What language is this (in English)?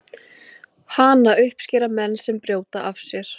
Icelandic